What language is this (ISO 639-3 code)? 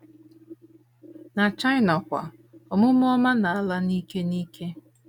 ibo